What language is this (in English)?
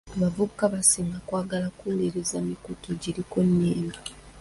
Ganda